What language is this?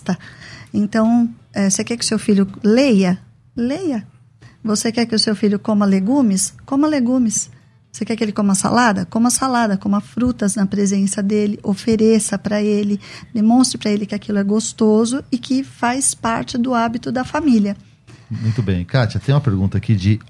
Portuguese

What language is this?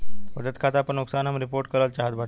Bhojpuri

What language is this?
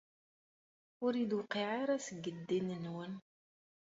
Kabyle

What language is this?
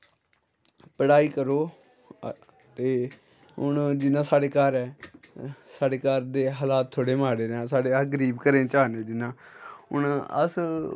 Dogri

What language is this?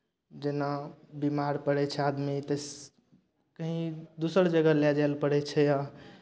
Maithili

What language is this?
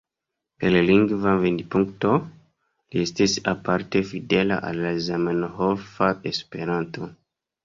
Esperanto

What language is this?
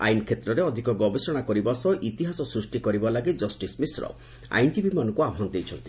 Odia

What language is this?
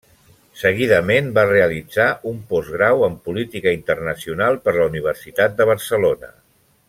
Catalan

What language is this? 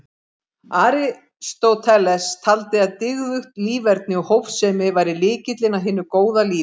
Icelandic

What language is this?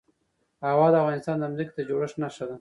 Pashto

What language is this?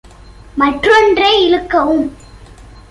Tamil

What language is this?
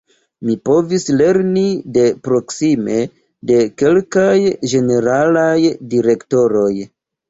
Esperanto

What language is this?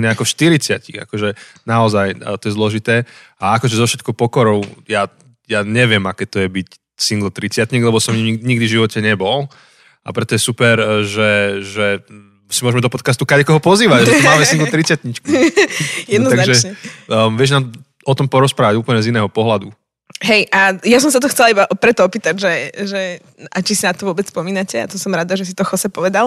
Slovak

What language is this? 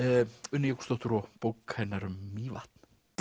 Icelandic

